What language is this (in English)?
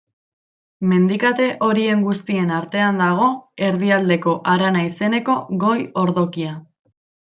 Basque